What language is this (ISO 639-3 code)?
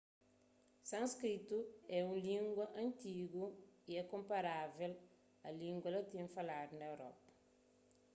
kea